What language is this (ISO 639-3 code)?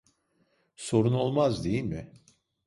tur